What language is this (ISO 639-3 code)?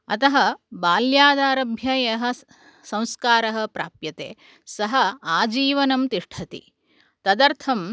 san